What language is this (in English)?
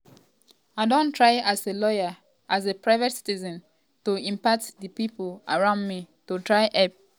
Nigerian Pidgin